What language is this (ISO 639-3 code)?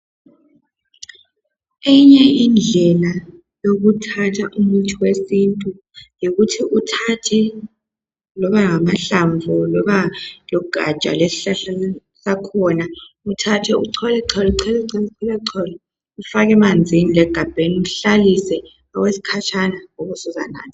nde